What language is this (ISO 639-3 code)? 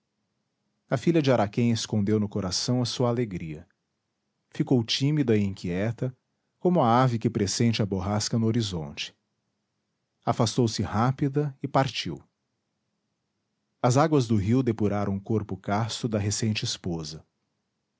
por